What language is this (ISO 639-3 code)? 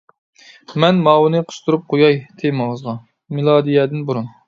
uig